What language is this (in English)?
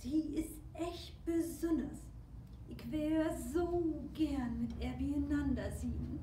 German